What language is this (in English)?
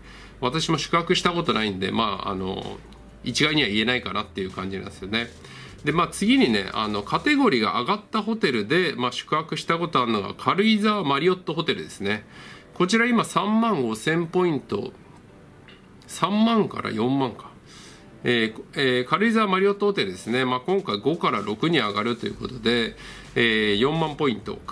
Japanese